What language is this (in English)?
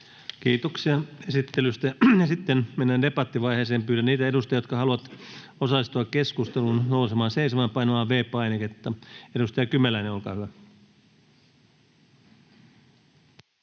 Finnish